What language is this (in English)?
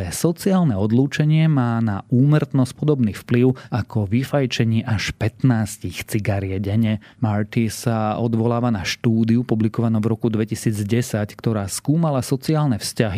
Slovak